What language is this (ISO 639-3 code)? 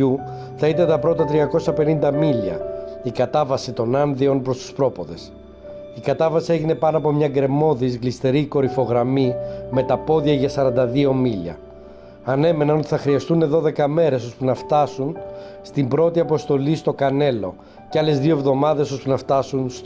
ell